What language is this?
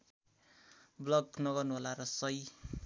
Nepali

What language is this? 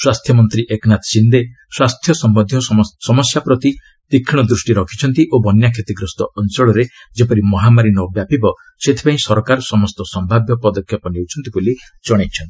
Odia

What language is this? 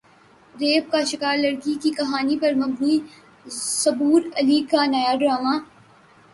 Urdu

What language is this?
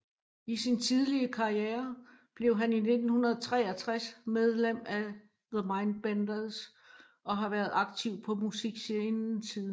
Danish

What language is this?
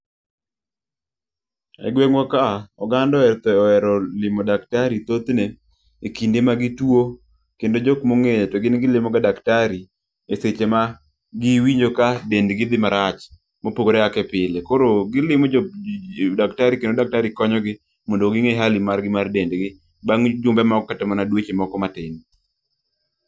Luo (Kenya and Tanzania)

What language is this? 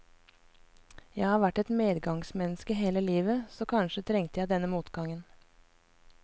Norwegian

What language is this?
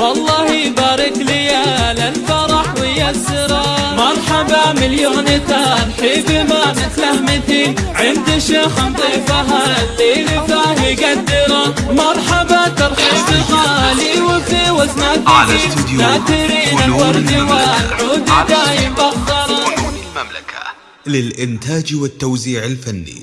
Arabic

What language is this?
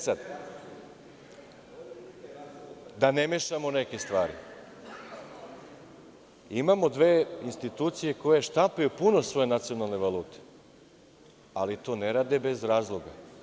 Serbian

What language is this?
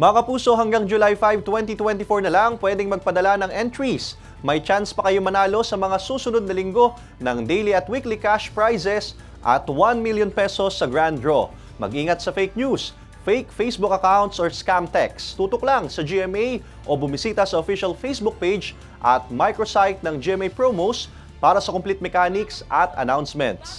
Filipino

